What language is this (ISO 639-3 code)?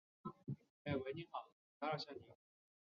zho